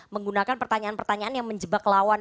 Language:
Indonesian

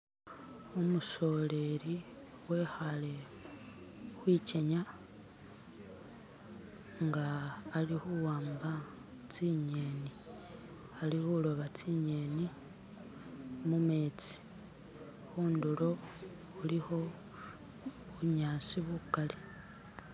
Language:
Masaaba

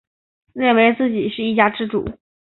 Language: Chinese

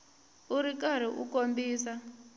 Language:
Tsonga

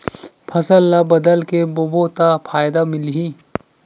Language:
Chhattisgarhi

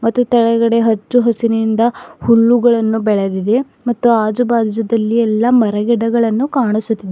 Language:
Kannada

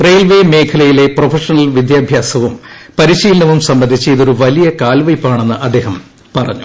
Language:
Malayalam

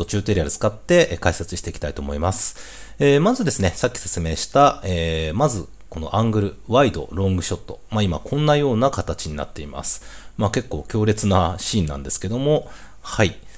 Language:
Japanese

